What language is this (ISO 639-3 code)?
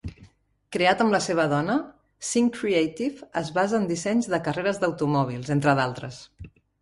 cat